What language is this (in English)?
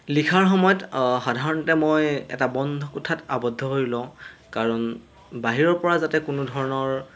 Assamese